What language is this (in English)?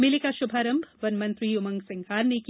Hindi